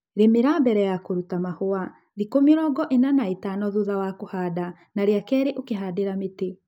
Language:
Kikuyu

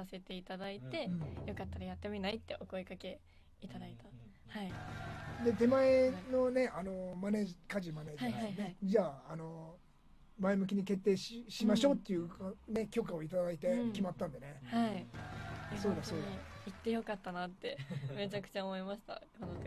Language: Japanese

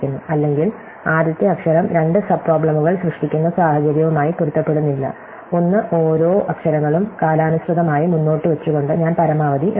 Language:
Malayalam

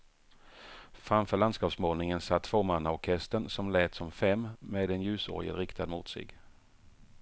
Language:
Swedish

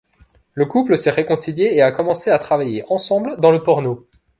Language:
French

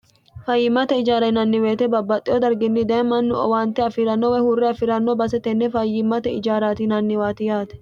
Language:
Sidamo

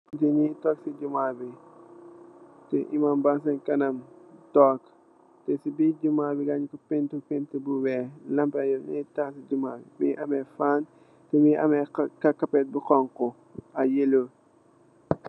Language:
Wolof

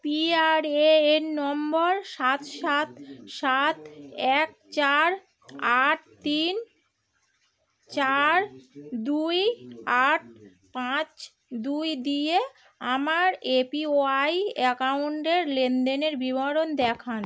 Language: Bangla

